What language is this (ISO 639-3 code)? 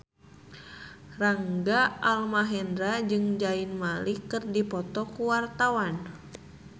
sun